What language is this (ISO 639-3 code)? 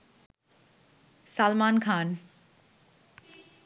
ben